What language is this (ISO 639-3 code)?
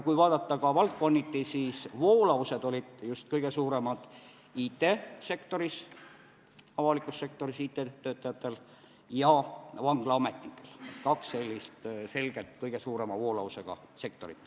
est